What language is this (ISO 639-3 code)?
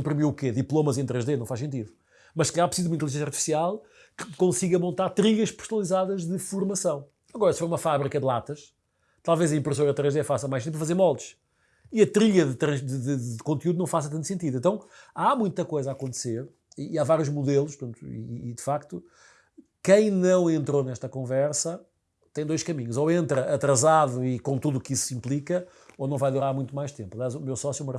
por